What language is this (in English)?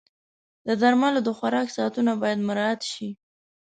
Pashto